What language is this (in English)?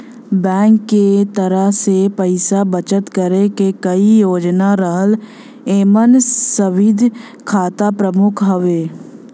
Bhojpuri